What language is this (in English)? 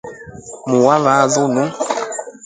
Rombo